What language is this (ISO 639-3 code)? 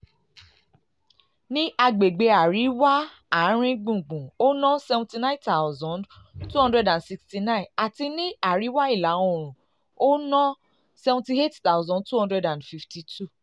yor